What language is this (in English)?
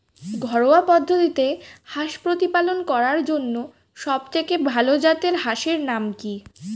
Bangla